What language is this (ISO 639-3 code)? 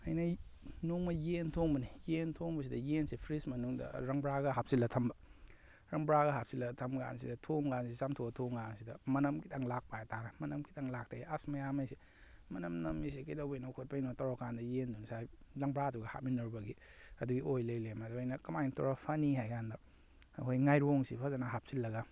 mni